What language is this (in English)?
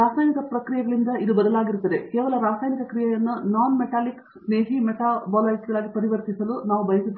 Kannada